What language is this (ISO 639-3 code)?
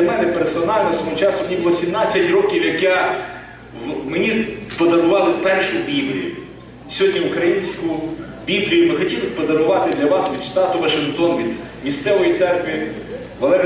ukr